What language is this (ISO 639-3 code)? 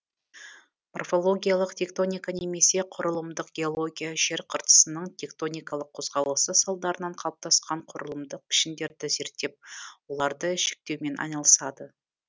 kaz